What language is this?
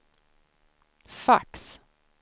Swedish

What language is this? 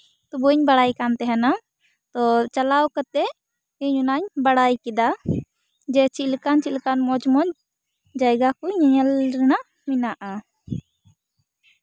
Santali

